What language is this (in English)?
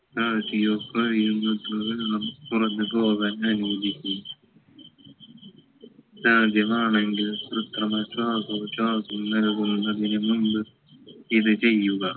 Malayalam